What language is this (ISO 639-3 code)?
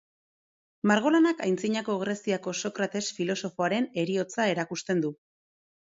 eus